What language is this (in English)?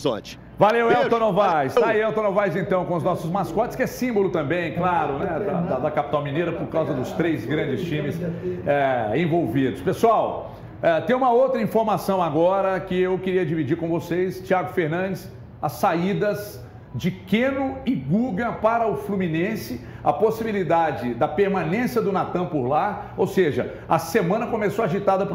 Portuguese